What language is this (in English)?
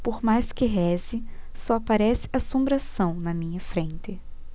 Portuguese